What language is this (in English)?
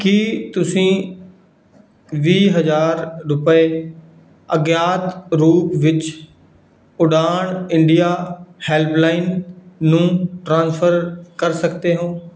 Punjabi